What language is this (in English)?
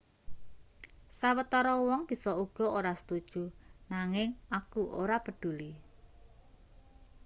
Javanese